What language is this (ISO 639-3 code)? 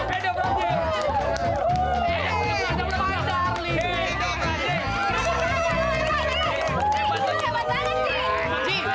ind